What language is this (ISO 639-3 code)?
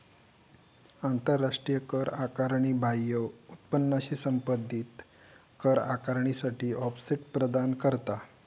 mar